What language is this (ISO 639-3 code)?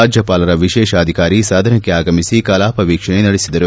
kan